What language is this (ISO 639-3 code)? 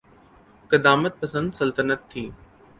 urd